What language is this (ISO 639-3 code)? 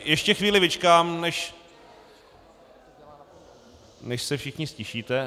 ces